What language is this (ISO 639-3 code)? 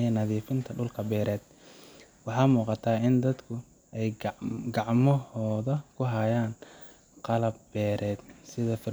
som